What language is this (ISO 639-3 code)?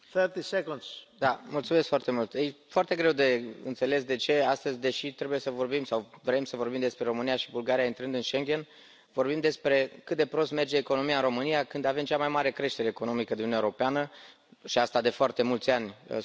ron